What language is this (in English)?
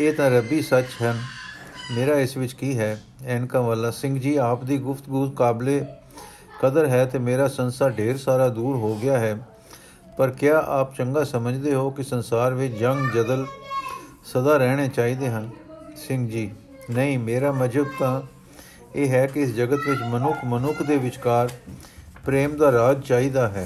Punjabi